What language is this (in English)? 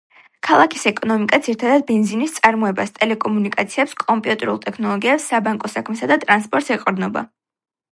Georgian